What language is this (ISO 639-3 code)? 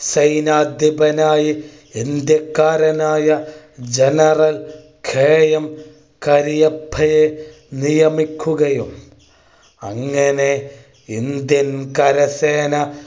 mal